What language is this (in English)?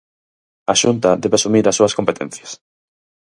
Galician